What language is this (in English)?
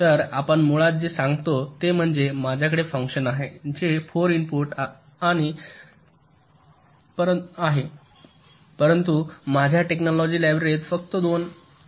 Marathi